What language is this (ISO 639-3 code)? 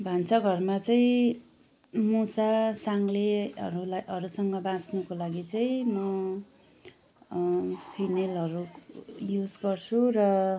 nep